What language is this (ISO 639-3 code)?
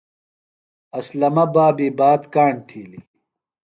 phl